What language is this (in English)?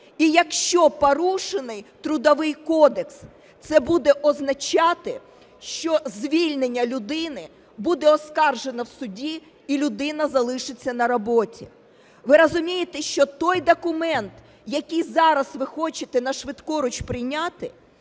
Ukrainian